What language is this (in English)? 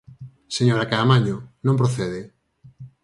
Galician